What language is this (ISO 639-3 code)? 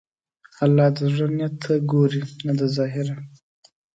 pus